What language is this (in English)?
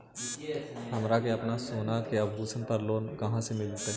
Magahi